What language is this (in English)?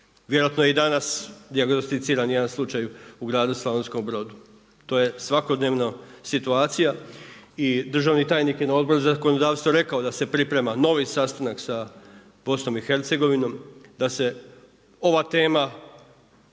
Croatian